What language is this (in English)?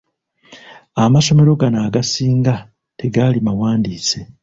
Ganda